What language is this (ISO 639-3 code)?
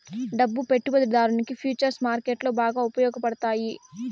tel